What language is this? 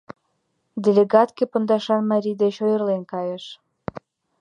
Mari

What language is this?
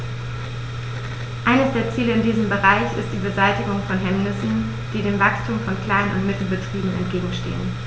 German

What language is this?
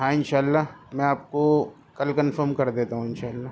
Urdu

